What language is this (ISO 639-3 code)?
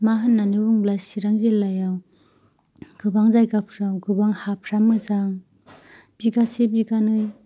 brx